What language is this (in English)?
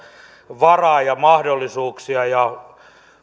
Finnish